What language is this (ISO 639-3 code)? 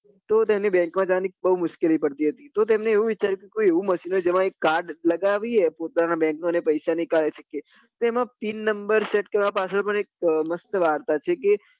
guj